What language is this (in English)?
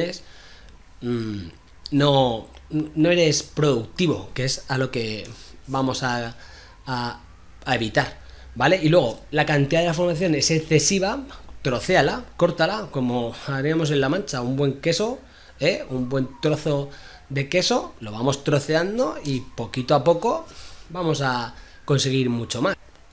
Spanish